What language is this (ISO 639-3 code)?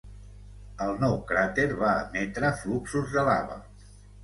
cat